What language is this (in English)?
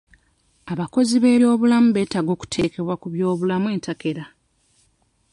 Ganda